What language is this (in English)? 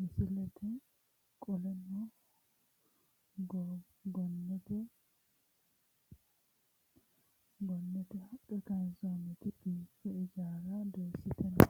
Sidamo